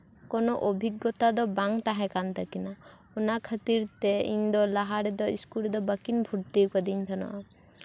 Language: Santali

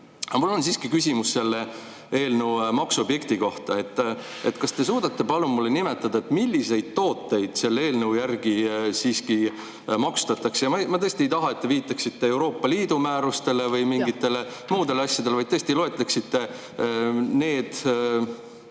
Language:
Estonian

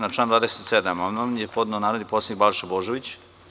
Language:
Serbian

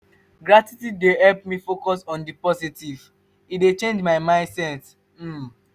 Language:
Nigerian Pidgin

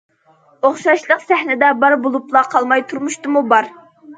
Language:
Uyghur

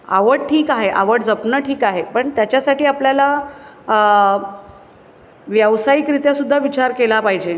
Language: Marathi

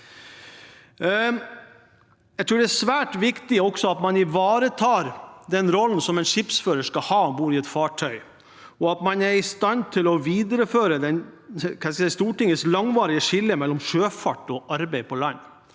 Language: Norwegian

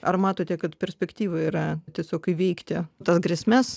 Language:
Lithuanian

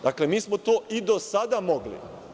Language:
Serbian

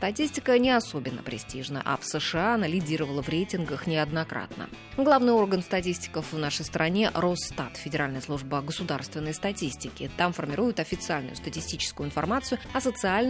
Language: Russian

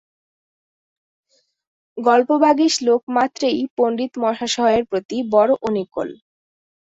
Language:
Bangla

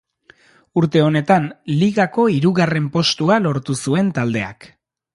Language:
Basque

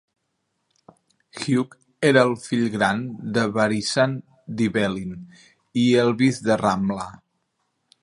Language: Catalan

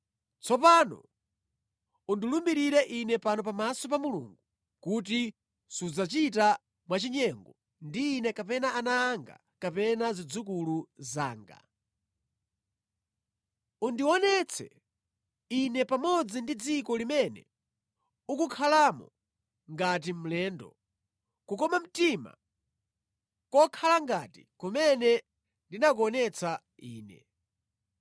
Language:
Nyanja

